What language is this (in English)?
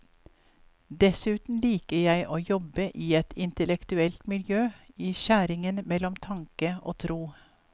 Norwegian